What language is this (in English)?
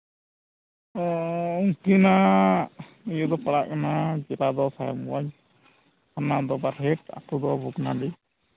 Santali